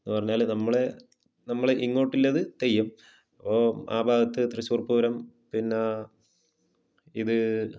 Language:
Malayalam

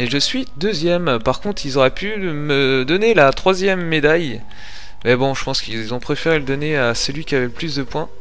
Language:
French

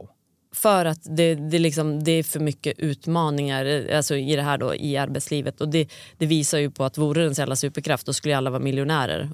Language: Swedish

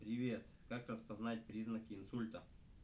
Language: Russian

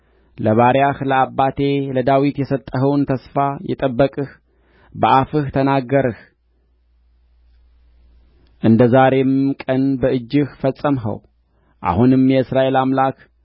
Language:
Amharic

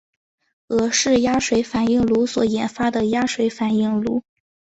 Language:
Chinese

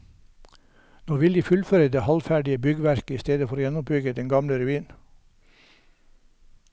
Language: Norwegian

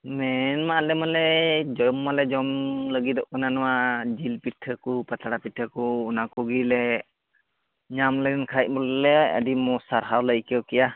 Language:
Santali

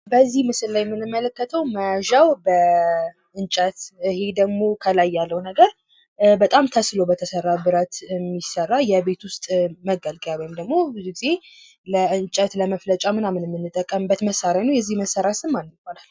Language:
Amharic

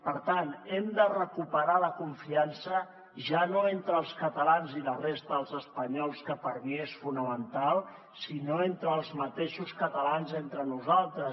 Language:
Catalan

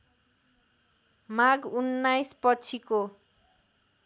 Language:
Nepali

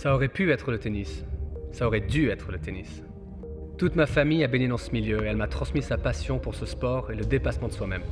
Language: French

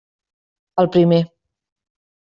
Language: Catalan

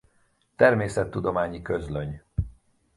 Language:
Hungarian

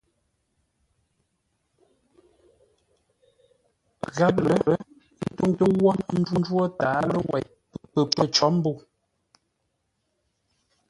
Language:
Ngombale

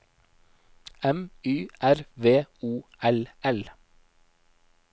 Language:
Norwegian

